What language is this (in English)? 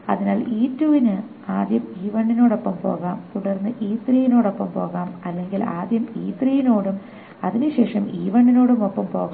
Malayalam